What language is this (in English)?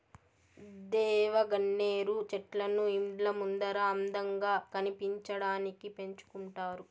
Telugu